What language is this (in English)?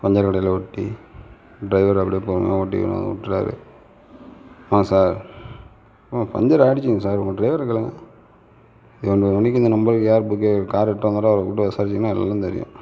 Tamil